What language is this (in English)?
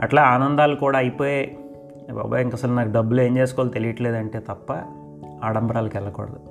Telugu